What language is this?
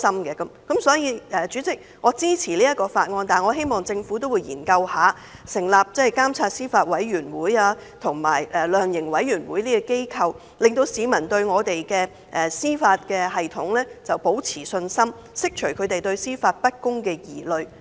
Cantonese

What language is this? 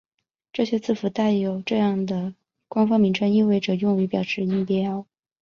Chinese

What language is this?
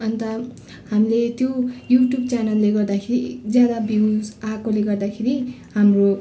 Nepali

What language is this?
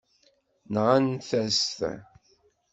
Kabyle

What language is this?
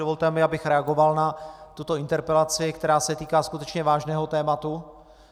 Czech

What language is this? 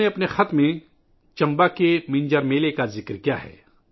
Urdu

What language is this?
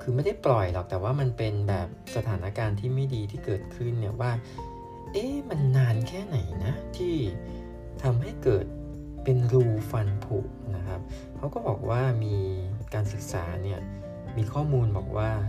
Thai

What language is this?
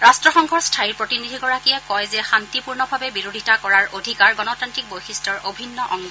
Assamese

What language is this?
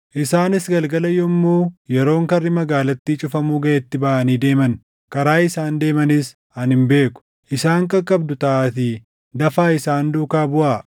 Oromo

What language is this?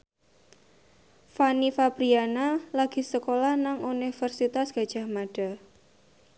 Javanese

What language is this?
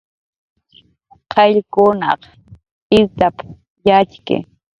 Jaqaru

